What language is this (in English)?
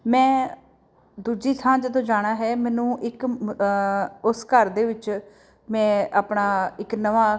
Punjabi